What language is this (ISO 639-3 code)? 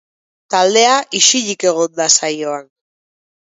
eus